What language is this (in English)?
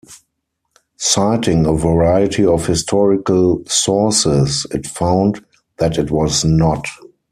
English